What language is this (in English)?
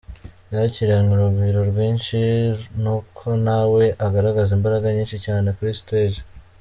Kinyarwanda